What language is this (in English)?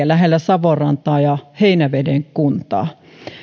Finnish